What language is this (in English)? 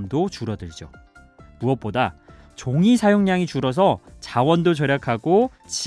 Korean